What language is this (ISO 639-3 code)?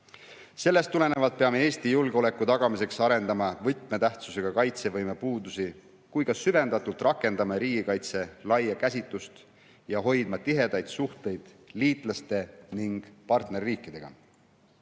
est